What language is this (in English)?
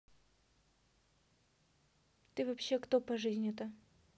Russian